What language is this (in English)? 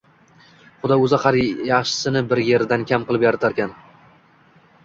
Uzbek